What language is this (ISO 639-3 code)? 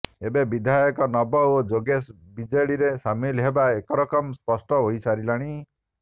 ori